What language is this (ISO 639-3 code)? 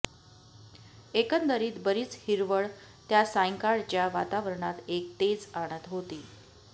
mar